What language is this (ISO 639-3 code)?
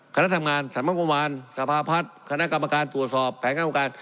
tha